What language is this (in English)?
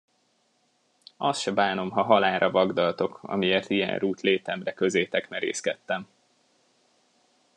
Hungarian